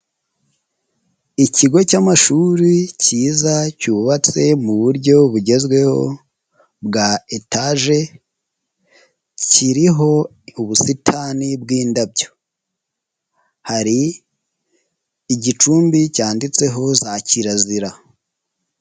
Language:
Kinyarwanda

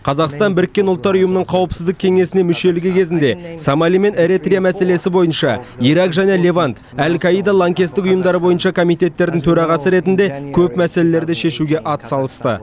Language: Kazakh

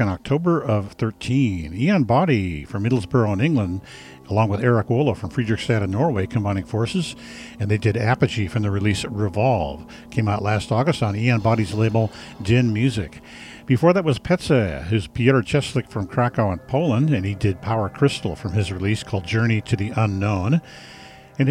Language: English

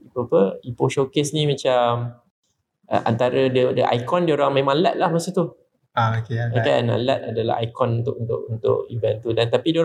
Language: Malay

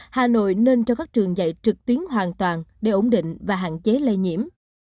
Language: Vietnamese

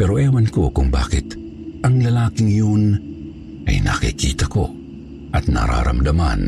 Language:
Filipino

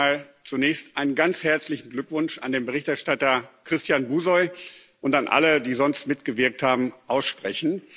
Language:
German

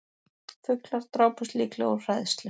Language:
Icelandic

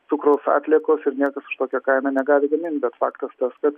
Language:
Lithuanian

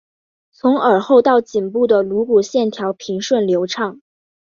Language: Chinese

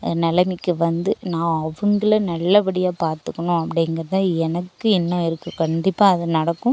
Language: Tamil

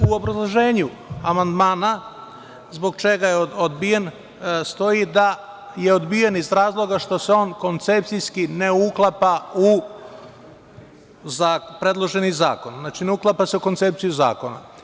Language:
Serbian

